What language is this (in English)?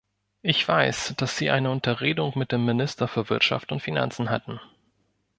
German